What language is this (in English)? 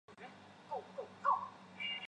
Chinese